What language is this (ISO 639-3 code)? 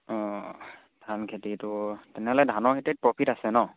asm